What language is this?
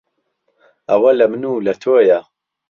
Central Kurdish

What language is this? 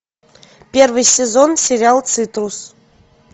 Russian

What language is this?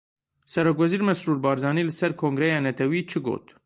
Kurdish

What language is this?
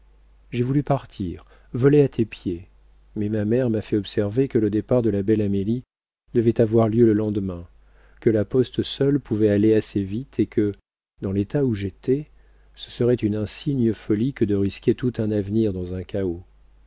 French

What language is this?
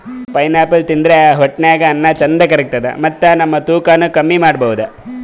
Kannada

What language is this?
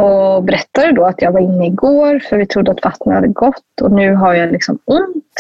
Swedish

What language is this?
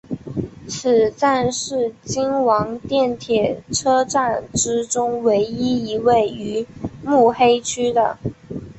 Chinese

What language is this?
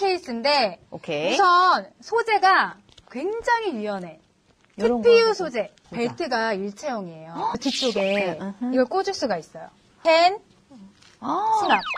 Korean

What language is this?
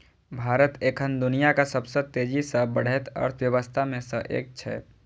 Maithili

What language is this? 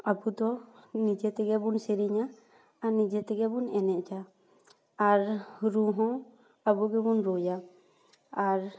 Santali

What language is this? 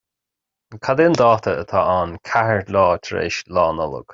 Irish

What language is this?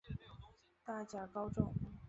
Chinese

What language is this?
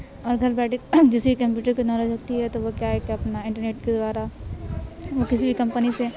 Urdu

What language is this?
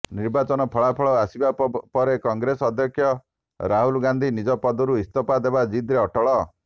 Odia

